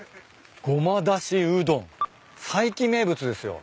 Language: Japanese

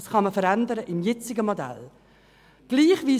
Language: Swiss German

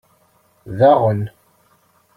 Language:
Kabyle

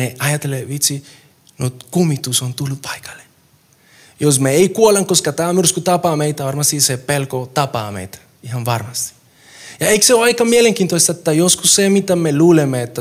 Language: Finnish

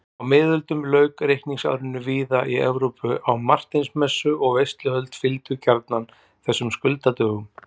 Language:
Icelandic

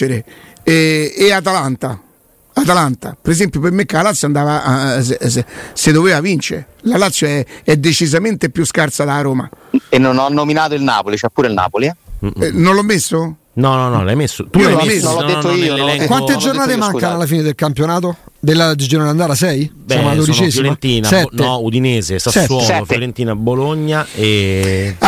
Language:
Italian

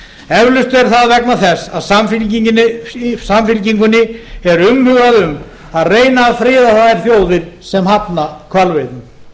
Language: Icelandic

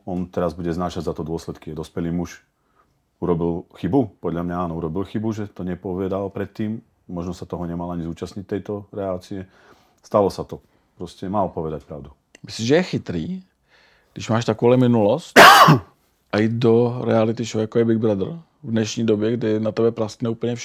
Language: Czech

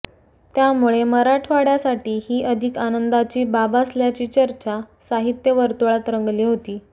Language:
Marathi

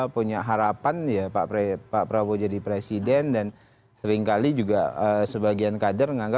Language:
Indonesian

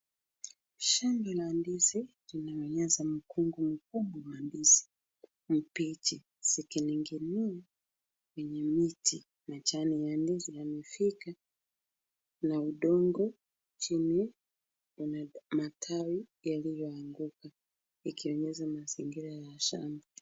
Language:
Swahili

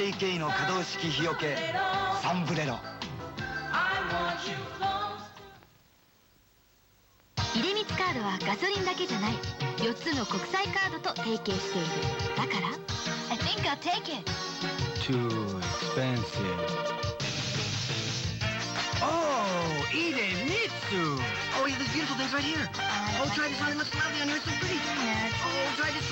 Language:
Japanese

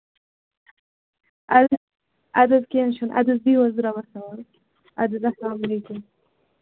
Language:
Kashmiri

